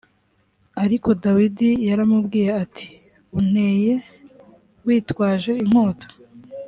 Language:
Kinyarwanda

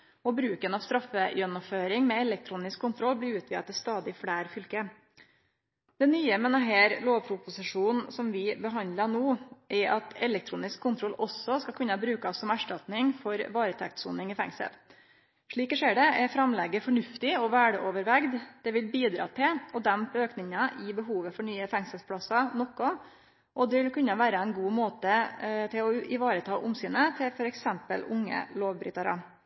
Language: Norwegian Nynorsk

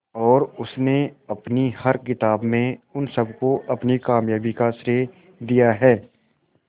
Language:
Hindi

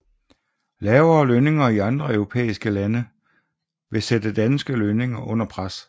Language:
Danish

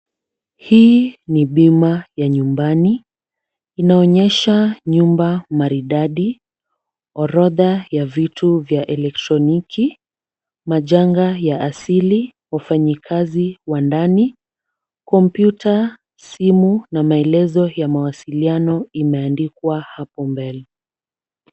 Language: Swahili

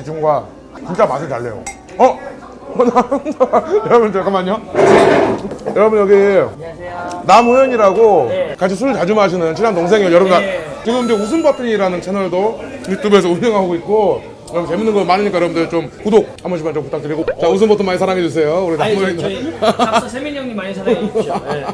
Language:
Korean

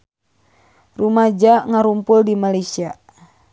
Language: Sundanese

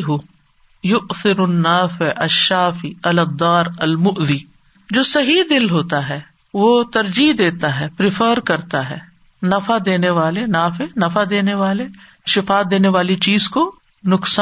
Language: Urdu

